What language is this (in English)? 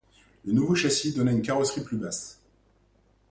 French